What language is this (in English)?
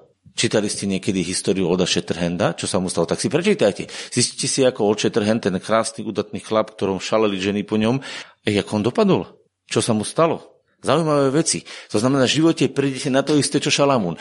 Slovak